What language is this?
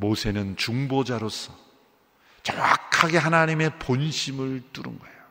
Korean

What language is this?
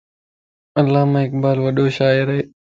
Lasi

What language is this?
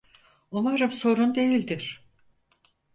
Turkish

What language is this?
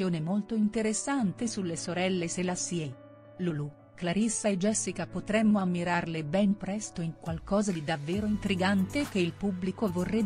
Italian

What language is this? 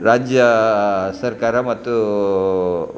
Kannada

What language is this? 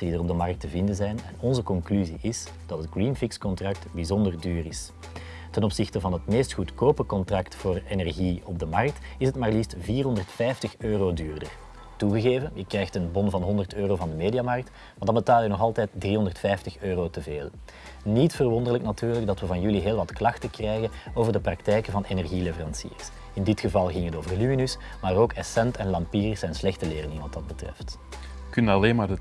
Dutch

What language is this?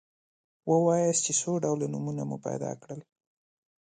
Pashto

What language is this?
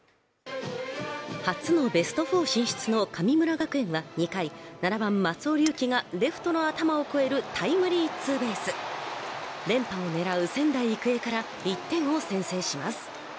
Japanese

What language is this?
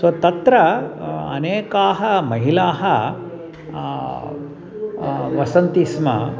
Sanskrit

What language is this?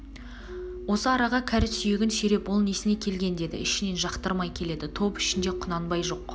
Kazakh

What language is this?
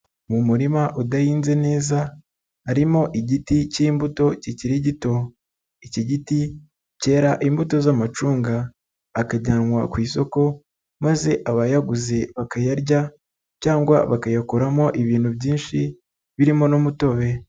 Kinyarwanda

